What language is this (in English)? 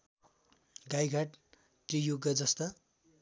Nepali